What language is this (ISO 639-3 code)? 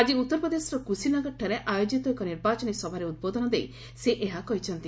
ori